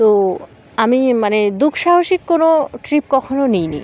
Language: Bangla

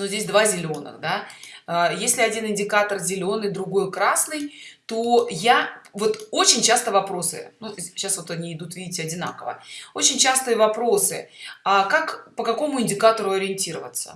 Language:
Russian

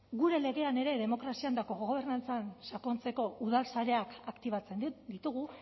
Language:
Basque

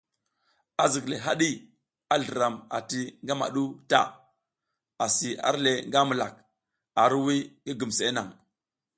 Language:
South Giziga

